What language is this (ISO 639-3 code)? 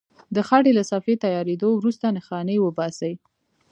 pus